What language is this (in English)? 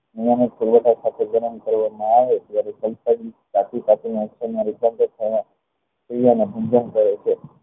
Gujarati